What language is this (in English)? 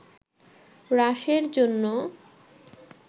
Bangla